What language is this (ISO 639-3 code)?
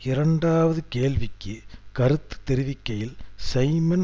tam